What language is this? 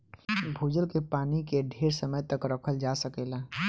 Bhojpuri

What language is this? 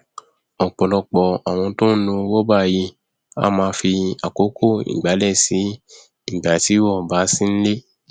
Yoruba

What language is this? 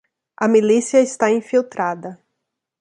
Portuguese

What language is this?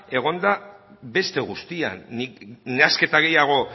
Basque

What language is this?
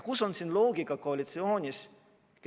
Estonian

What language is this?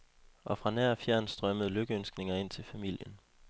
Danish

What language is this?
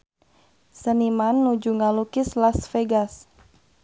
Sundanese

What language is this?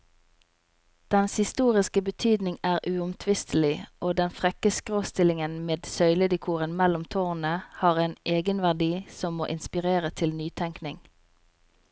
Norwegian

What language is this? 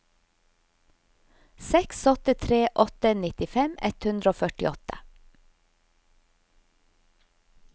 Norwegian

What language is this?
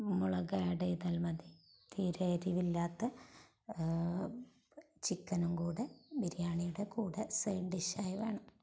Malayalam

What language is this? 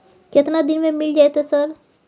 Maithili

